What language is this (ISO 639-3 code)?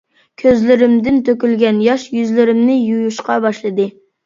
uig